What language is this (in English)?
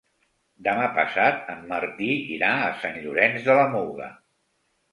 Catalan